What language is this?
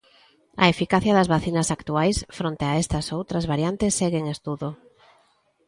Galician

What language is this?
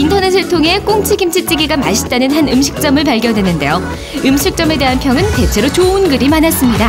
Korean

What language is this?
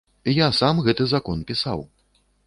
Belarusian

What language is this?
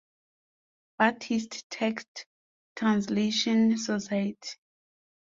English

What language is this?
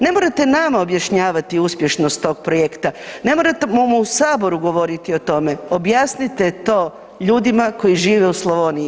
Croatian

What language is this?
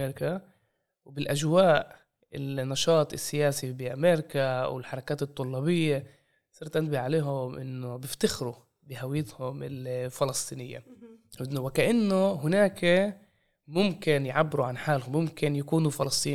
Arabic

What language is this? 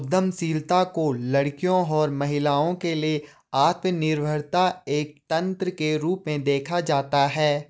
Hindi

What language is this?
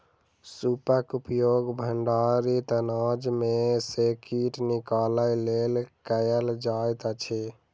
Maithili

